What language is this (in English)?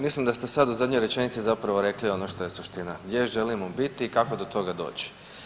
Croatian